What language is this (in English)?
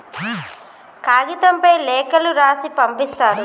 Telugu